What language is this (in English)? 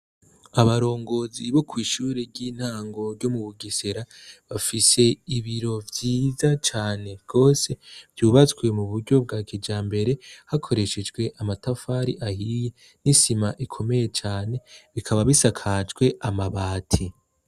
Rundi